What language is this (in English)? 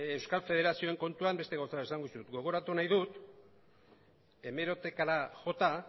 Basque